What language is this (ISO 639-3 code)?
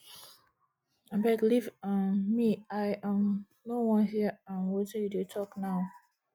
pcm